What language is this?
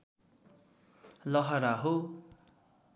Nepali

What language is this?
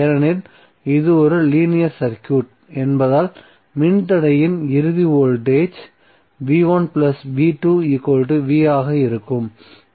Tamil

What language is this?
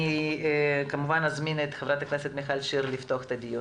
Hebrew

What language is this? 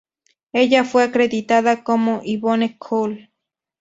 Spanish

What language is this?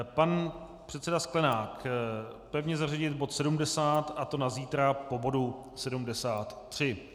Czech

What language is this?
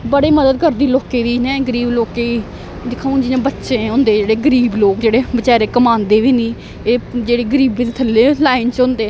Dogri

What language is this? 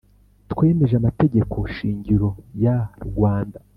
Kinyarwanda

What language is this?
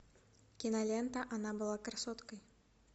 Russian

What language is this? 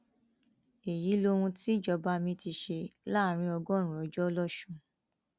Yoruba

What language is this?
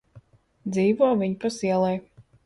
Latvian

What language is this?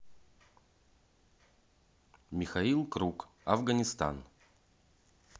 Russian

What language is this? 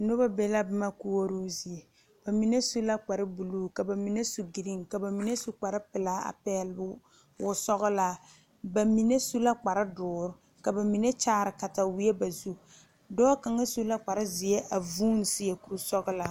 Southern Dagaare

